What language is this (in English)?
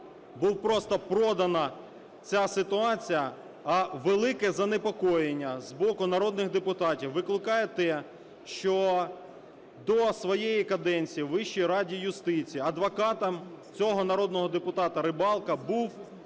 Ukrainian